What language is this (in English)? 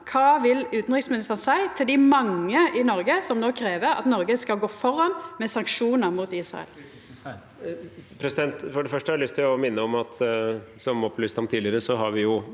Norwegian